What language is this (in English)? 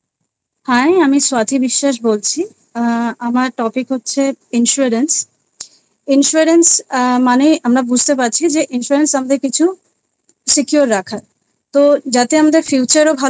Bangla